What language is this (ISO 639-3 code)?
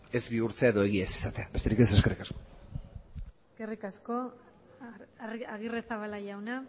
eus